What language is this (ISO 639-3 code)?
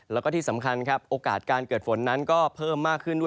tha